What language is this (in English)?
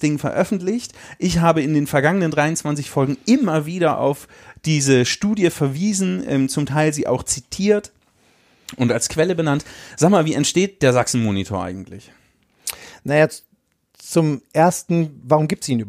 German